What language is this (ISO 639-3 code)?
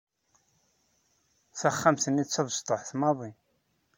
kab